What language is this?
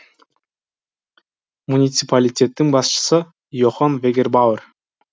Kazakh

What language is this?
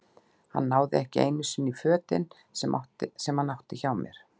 Icelandic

